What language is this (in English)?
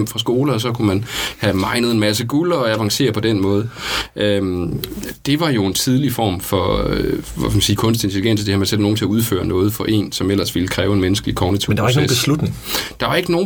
Danish